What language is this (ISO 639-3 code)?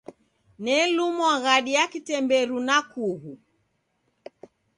dav